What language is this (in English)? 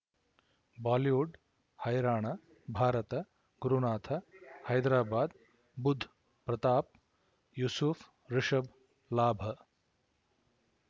Kannada